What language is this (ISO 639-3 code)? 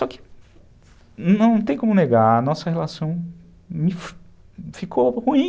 por